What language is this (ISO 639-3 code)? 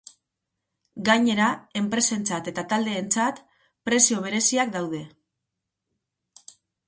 eus